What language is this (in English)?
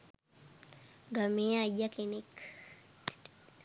Sinhala